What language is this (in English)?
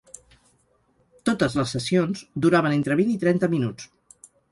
Catalan